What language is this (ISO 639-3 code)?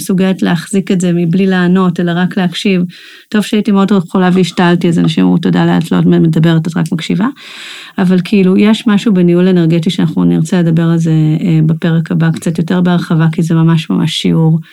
heb